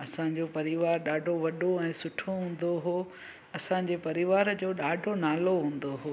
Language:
Sindhi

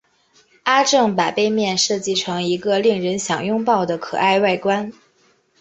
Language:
Chinese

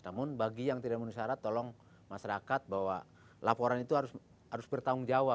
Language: Indonesian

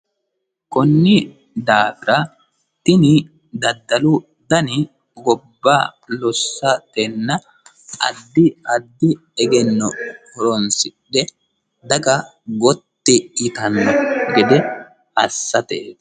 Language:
Sidamo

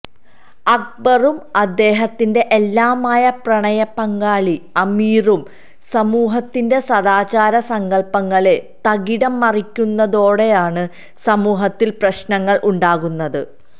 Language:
Malayalam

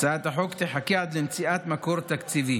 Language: Hebrew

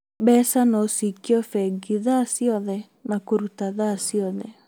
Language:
Kikuyu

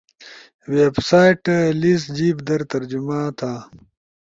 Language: Ushojo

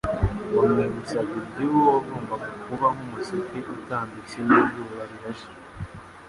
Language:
Kinyarwanda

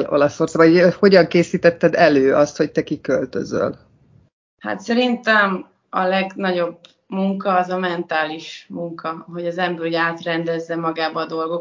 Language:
Hungarian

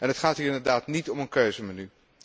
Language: Dutch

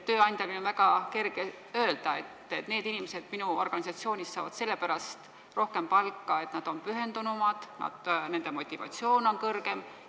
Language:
Estonian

